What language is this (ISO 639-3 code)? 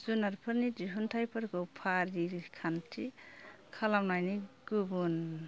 brx